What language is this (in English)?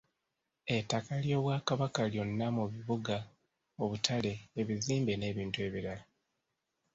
Ganda